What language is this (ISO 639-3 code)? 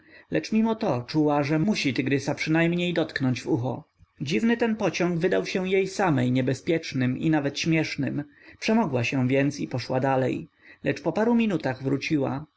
pol